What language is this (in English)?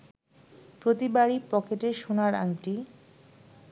Bangla